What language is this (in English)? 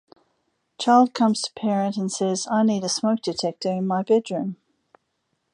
English